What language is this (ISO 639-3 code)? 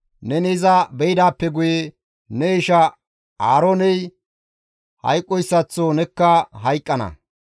gmv